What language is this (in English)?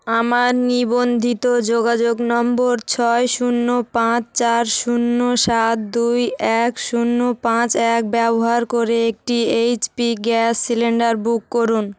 Bangla